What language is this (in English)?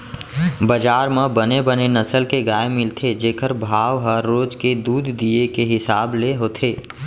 Chhattisgarhi